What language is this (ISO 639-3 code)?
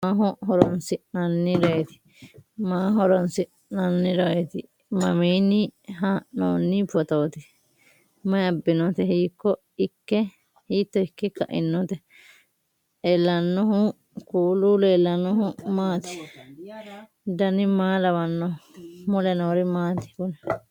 sid